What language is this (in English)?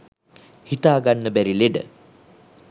Sinhala